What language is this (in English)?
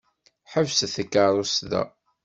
Kabyle